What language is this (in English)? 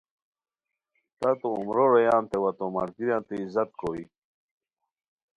Khowar